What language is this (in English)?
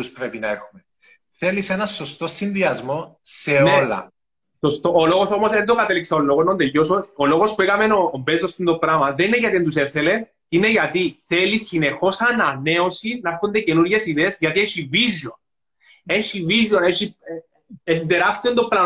Greek